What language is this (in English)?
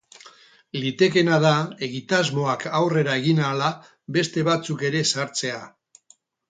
Basque